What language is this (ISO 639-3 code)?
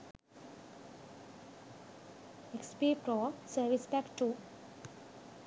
sin